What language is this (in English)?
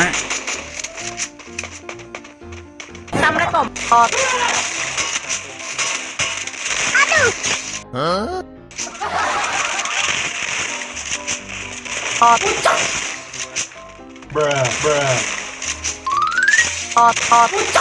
Indonesian